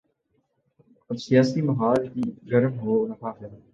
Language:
Urdu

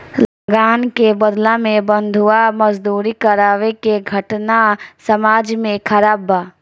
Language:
Bhojpuri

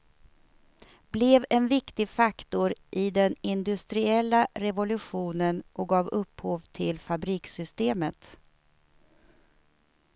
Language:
Swedish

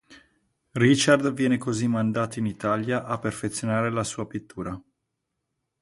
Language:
Italian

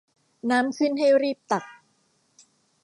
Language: Thai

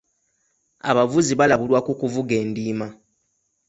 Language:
Ganda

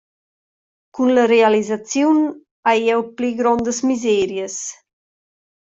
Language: Romansh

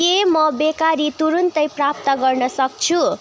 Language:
Nepali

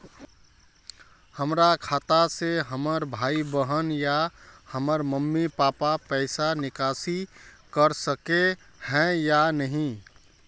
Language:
Magahi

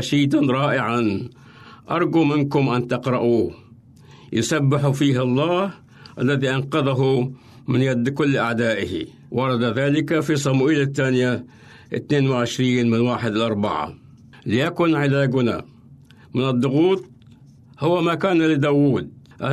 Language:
Arabic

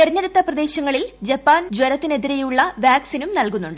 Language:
Malayalam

